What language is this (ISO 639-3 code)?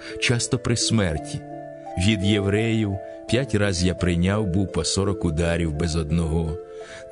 ukr